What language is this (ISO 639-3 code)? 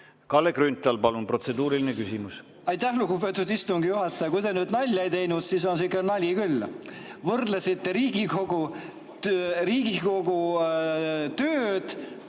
est